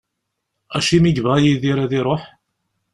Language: Kabyle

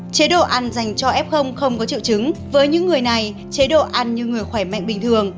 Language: Vietnamese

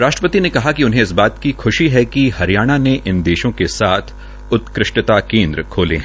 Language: Hindi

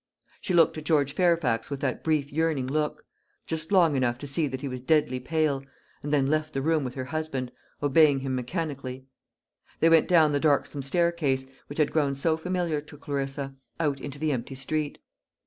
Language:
English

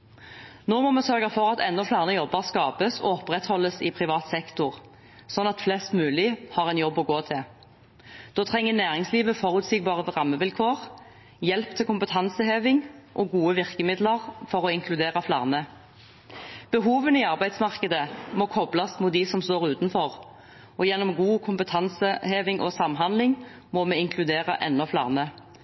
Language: Norwegian Bokmål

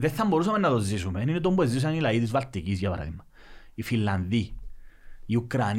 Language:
Greek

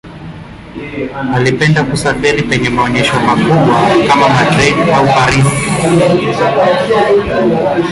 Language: Swahili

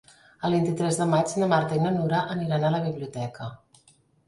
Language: Catalan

